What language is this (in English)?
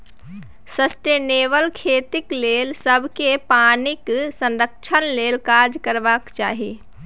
Maithili